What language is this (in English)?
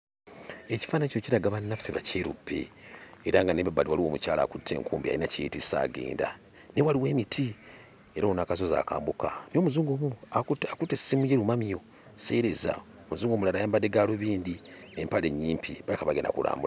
Ganda